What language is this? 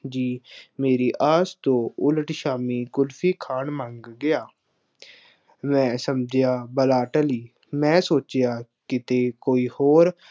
Punjabi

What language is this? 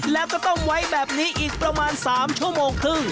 Thai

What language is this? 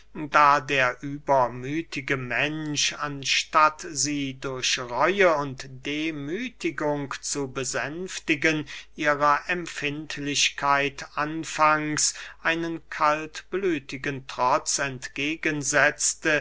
German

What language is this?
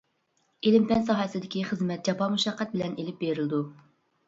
Uyghur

